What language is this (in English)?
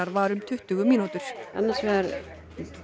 Icelandic